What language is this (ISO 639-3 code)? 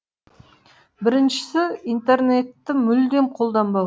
kaz